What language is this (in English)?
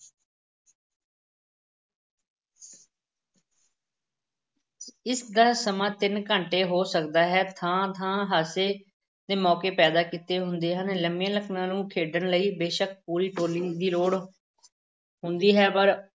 Punjabi